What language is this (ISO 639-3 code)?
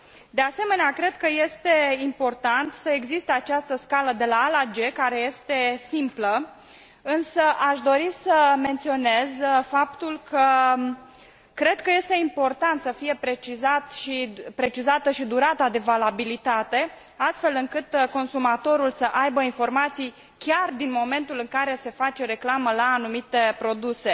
ron